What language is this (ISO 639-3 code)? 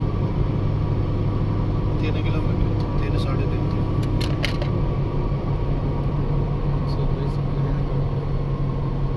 urd